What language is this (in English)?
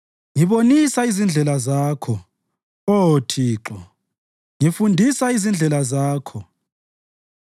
North Ndebele